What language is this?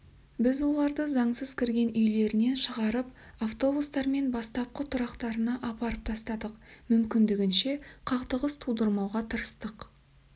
Kazakh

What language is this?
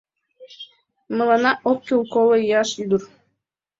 Mari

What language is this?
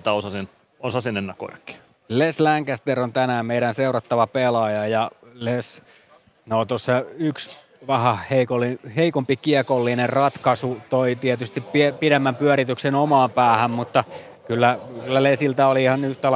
Finnish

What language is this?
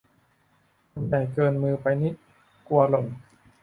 Thai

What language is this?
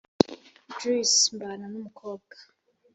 Kinyarwanda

